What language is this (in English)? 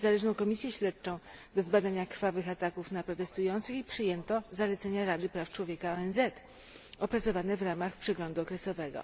Polish